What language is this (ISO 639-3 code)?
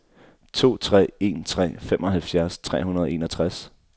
dan